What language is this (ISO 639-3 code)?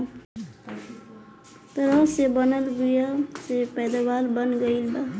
bho